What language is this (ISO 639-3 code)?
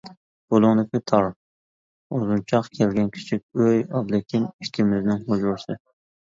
uig